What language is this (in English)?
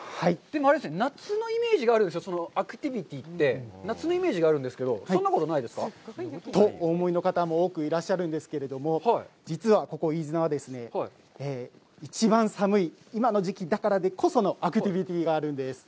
Japanese